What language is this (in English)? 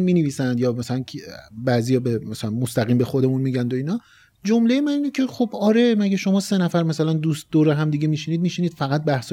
Persian